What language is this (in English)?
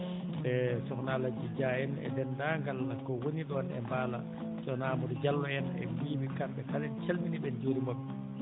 Fula